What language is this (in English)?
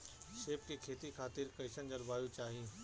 Bhojpuri